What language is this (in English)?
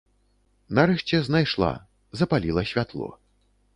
Belarusian